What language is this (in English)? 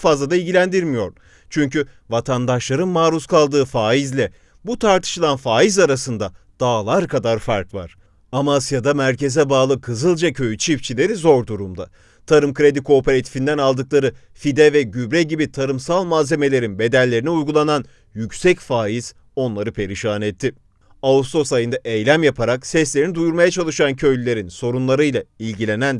Turkish